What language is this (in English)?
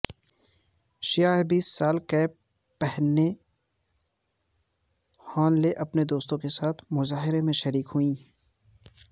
Urdu